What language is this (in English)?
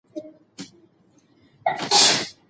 Pashto